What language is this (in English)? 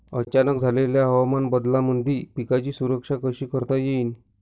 Marathi